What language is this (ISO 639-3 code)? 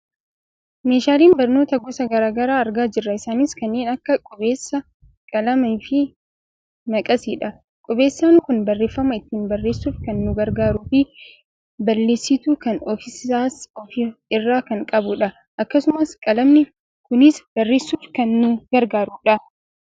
orm